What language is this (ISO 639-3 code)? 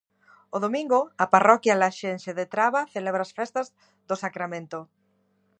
glg